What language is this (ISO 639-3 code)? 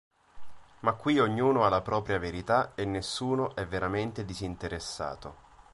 ita